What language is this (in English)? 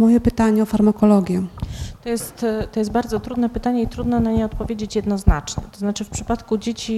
Polish